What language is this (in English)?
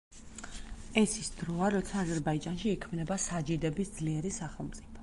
Georgian